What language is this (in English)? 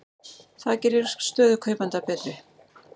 Icelandic